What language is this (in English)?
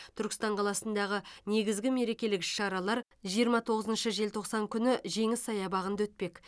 Kazakh